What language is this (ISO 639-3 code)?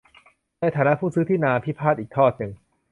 tha